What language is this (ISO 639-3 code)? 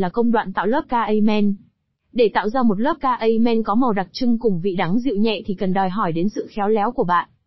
vie